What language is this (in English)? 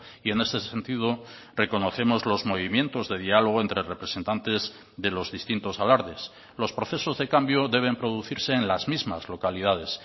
Spanish